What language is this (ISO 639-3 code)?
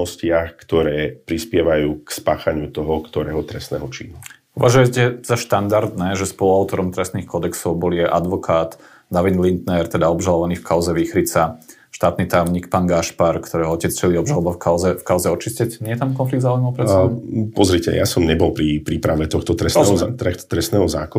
slk